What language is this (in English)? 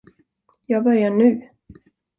Swedish